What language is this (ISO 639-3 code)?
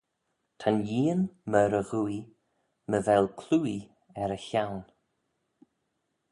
glv